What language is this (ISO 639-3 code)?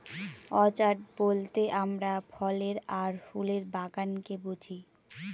ben